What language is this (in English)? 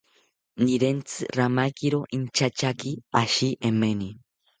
South Ucayali Ashéninka